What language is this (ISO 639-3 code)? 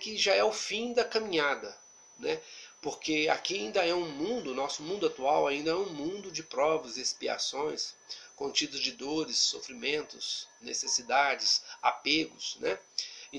por